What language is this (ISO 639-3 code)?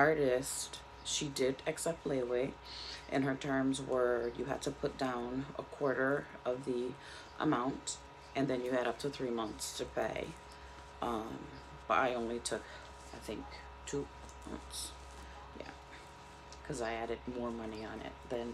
eng